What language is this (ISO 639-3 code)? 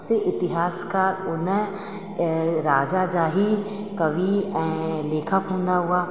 snd